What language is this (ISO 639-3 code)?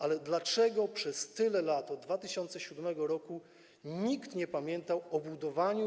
pol